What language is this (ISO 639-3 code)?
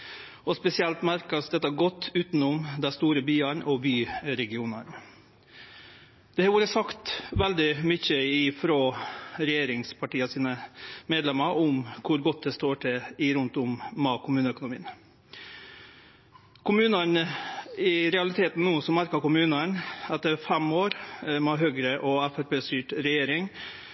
nno